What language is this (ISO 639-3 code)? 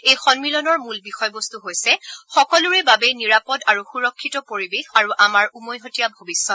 asm